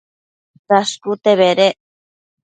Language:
Matsés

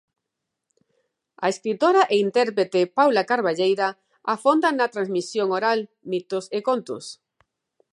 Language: Galician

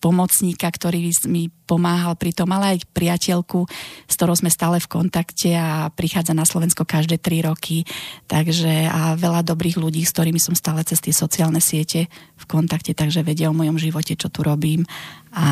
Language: Slovak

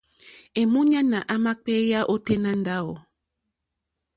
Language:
Mokpwe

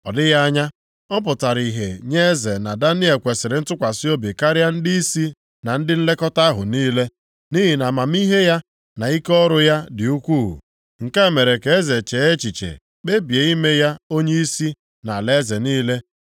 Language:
Igbo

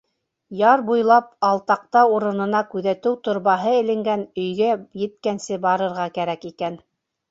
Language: Bashkir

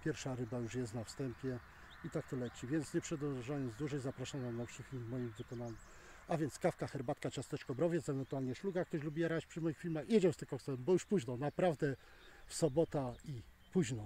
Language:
Polish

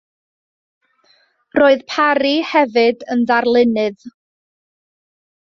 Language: Welsh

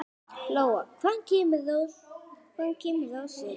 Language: Icelandic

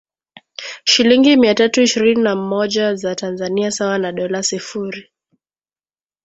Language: Swahili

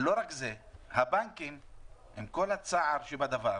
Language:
Hebrew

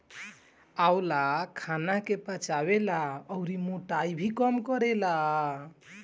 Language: Bhojpuri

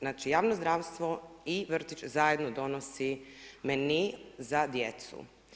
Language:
Croatian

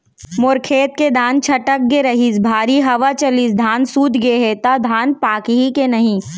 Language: Chhattisgarhi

